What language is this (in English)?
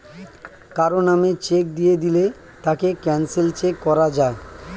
Bangla